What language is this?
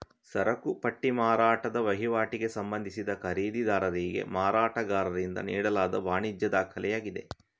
Kannada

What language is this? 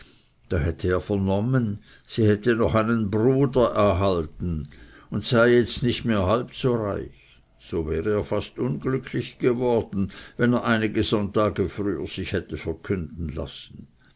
German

